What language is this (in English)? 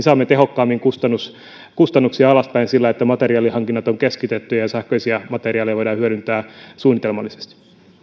Finnish